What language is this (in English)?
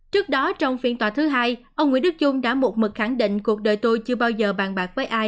Vietnamese